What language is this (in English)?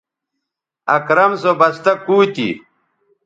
Bateri